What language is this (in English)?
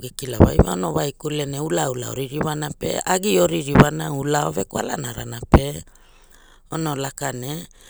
Hula